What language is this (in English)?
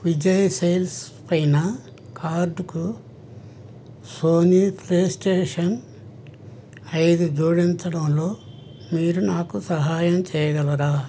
Telugu